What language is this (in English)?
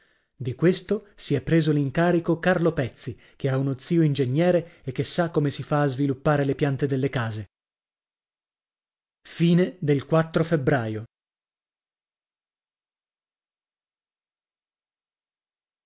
Italian